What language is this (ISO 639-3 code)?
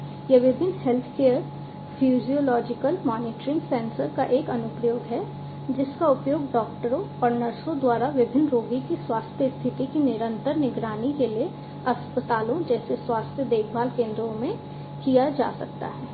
hin